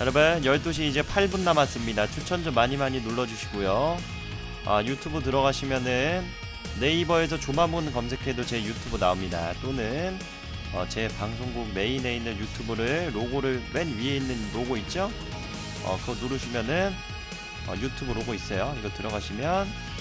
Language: Korean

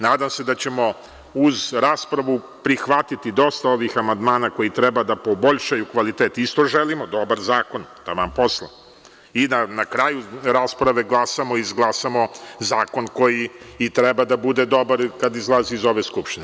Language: Serbian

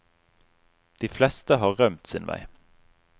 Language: Norwegian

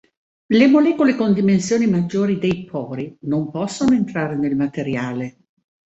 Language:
Italian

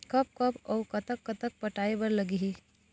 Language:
Chhattisgarhi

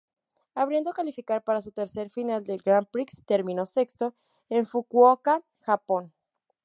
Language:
Spanish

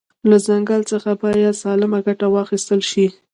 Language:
Pashto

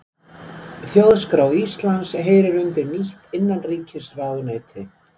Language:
Icelandic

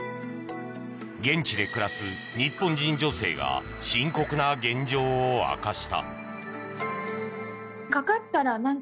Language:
Japanese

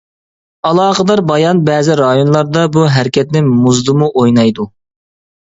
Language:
Uyghur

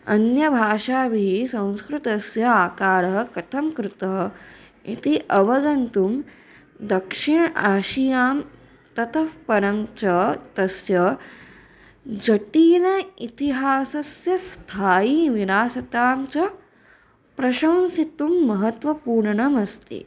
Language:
Sanskrit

